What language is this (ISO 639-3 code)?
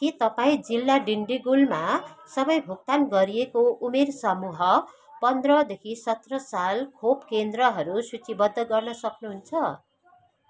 nep